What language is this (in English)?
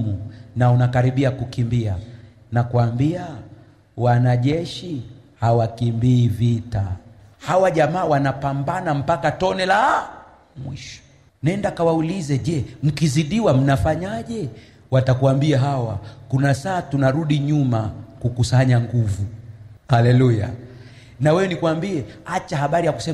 Swahili